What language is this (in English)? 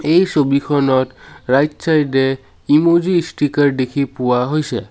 Assamese